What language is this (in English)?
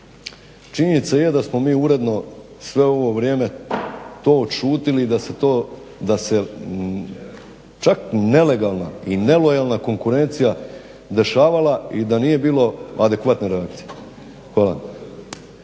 Croatian